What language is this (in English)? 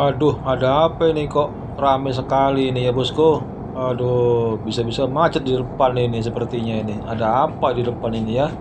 Indonesian